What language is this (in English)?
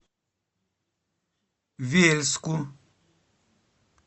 Russian